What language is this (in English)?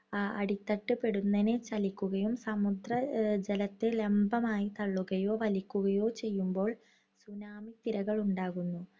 Malayalam